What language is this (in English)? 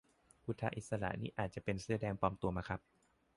Thai